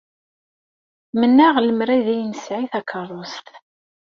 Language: Kabyle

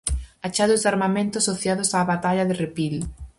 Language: Galician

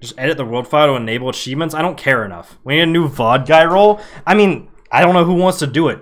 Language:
English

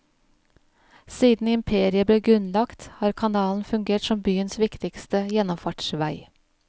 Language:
Norwegian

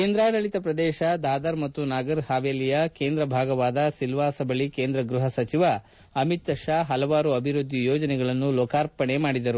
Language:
Kannada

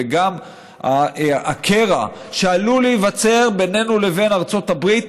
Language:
Hebrew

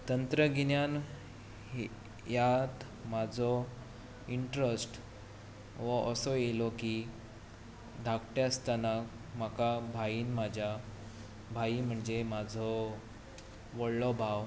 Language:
Konkani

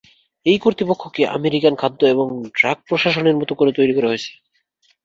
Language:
Bangla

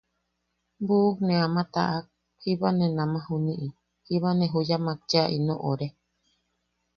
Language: Yaqui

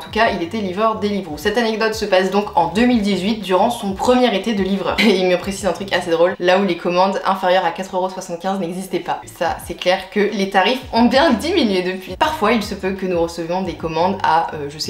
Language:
French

